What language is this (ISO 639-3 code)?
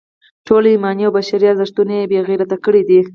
pus